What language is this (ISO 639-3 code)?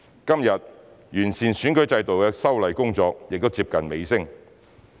yue